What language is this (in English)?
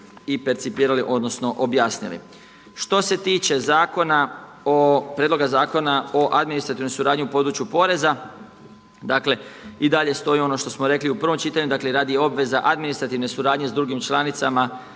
Croatian